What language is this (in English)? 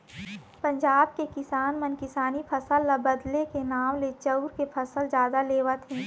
Chhattisgarhi